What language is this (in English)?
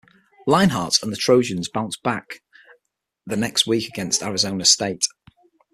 English